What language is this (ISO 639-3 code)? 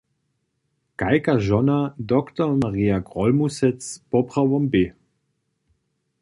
hsb